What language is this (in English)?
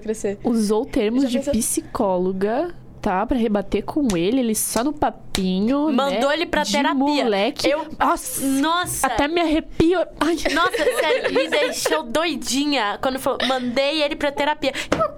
Portuguese